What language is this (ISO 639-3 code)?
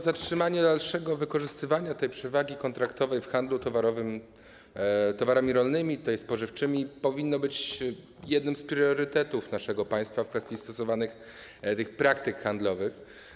pol